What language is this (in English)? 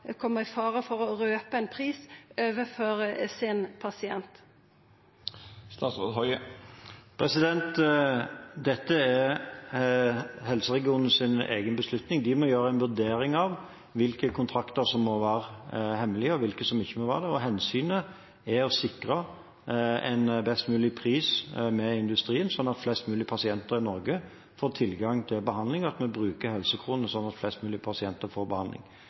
Norwegian Bokmål